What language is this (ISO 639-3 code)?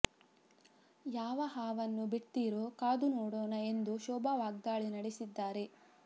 kan